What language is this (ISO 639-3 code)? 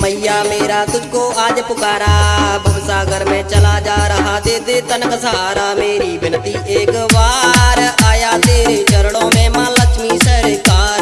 hin